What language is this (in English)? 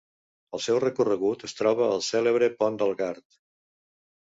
Catalan